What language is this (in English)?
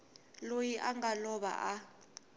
Tsonga